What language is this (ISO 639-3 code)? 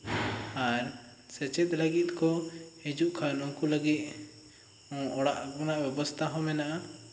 sat